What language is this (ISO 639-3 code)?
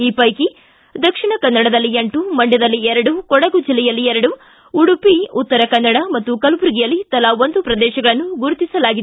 kan